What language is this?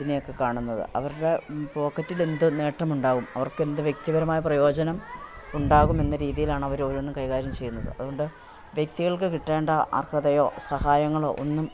Malayalam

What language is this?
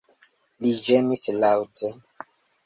Esperanto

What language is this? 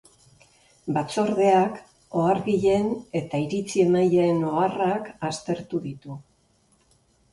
Basque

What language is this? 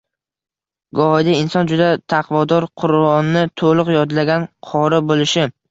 Uzbek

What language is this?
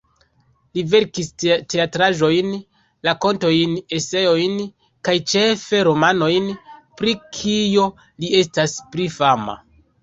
Esperanto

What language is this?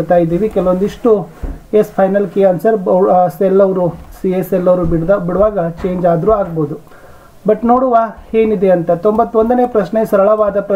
Kannada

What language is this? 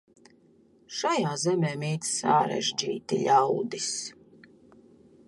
Latvian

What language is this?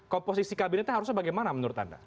Indonesian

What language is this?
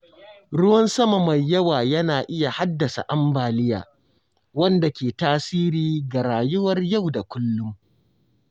Hausa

